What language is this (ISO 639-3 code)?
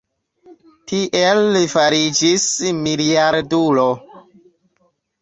epo